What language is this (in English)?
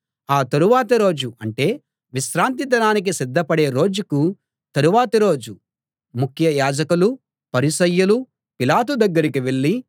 Telugu